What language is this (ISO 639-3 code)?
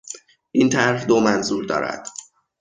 fas